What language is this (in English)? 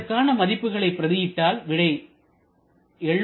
Tamil